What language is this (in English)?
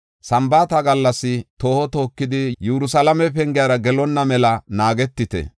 Gofa